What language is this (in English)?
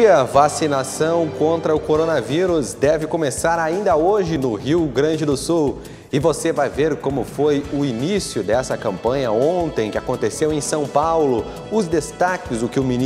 Portuguese